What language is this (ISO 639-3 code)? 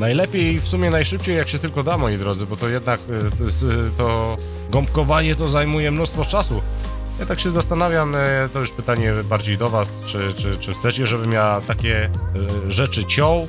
pol